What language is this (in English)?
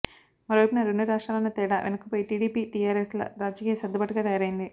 Telugu